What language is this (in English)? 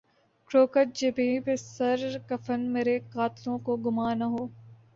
Urdu